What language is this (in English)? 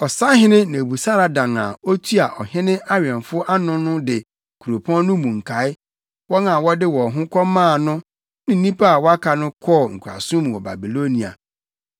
Akan